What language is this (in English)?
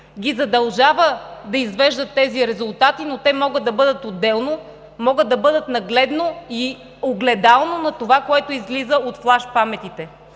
Bulgarian